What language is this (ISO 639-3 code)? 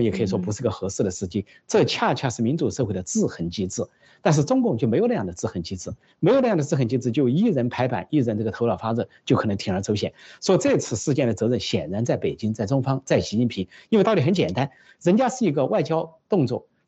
zho